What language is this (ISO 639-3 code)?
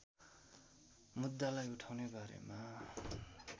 nep